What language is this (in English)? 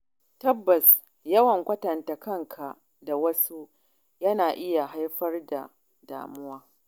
Hausa